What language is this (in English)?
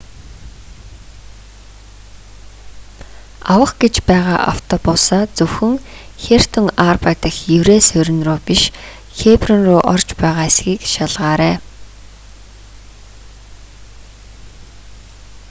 Mongolian